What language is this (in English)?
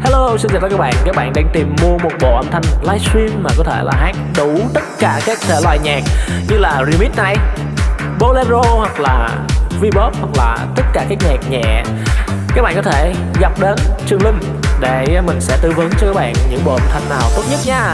Vietnamese